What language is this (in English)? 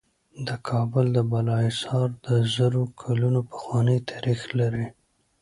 Pashto